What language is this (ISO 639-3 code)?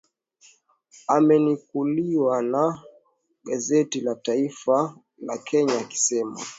swa